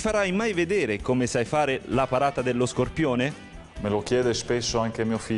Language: Italian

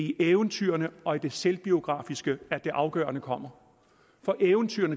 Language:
Danish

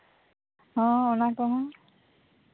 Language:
Santali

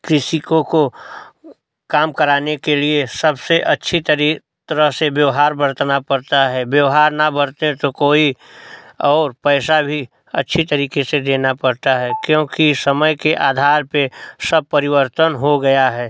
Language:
Hindi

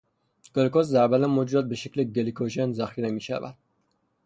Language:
Persian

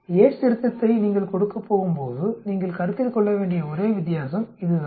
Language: Tamil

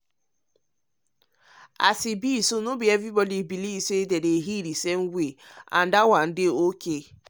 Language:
Nigerian Pidgin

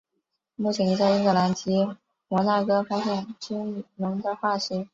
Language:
Chinese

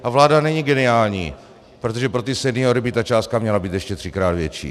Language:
Czech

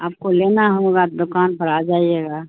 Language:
Urdu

